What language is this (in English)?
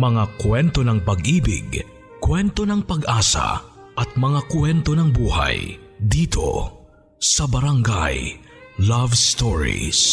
Filipino